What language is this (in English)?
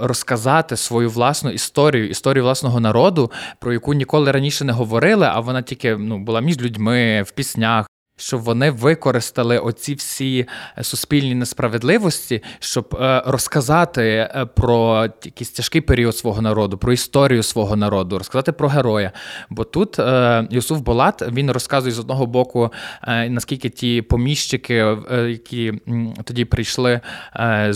Ukrainian